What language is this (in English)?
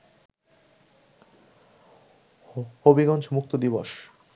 Bangla